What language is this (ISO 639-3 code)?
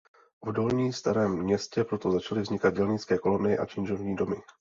ces